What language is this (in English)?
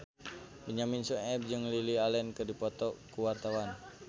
Sundanese